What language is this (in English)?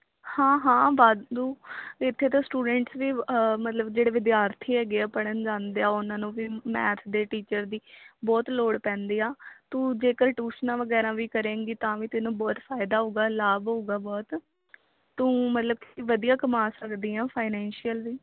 Punjabi